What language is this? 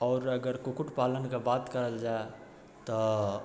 Maithili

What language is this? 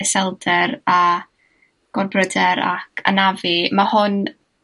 Welsh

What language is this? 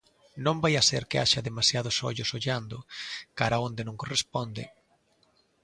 Galician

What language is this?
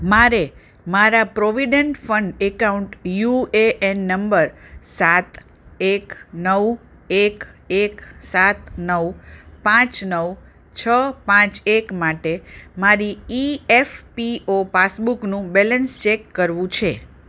Gujarati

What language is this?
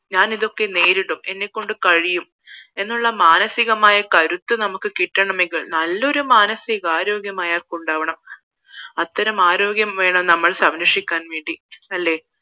Malayalam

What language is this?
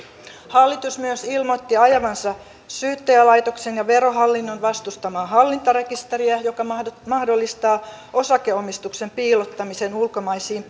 Finnish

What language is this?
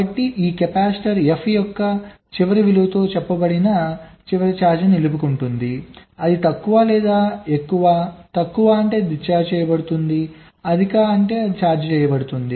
Telugu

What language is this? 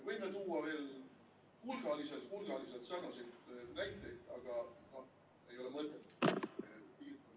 Estonian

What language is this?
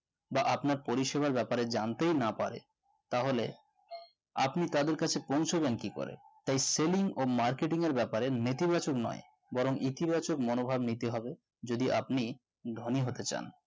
Bangla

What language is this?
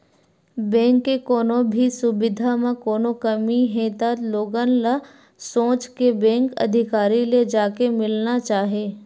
Chhattisgarhi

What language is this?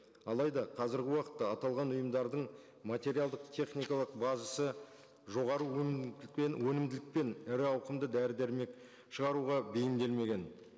Kazakh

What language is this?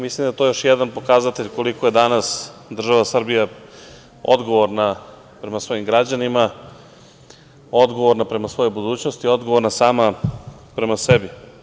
Serbian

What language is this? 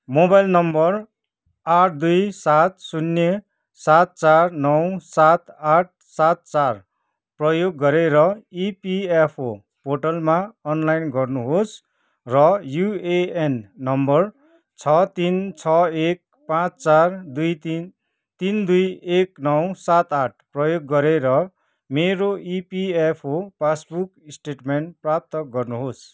Nepali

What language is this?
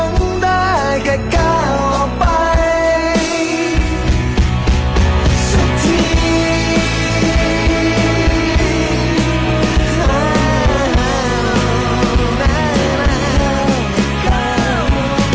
Thai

